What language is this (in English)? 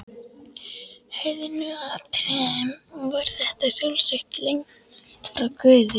Icelandic